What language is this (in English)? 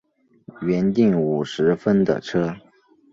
Chinese